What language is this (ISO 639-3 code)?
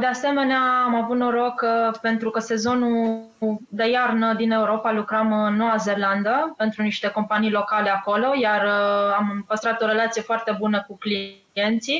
ron